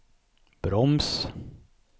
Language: Swedish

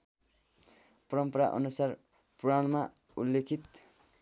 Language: Nepali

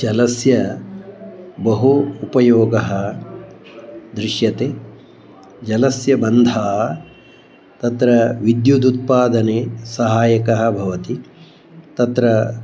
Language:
Sanskrit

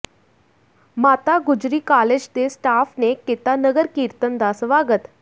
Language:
Punjabi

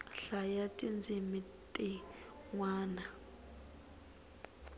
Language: Tsonga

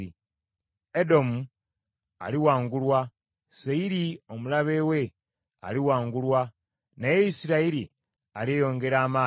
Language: Ganda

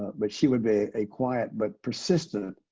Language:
English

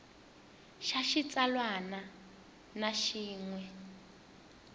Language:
Tsonga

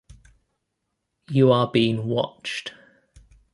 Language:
English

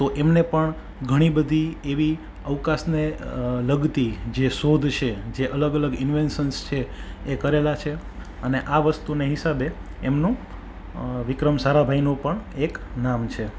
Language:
Gujarati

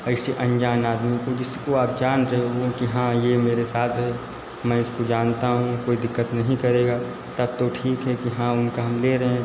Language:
Hindi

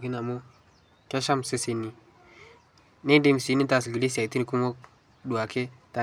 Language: Masai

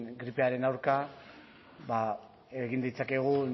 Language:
Basque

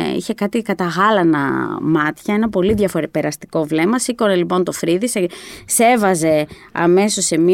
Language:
Greek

